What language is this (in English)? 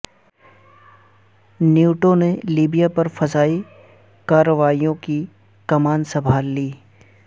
Urdu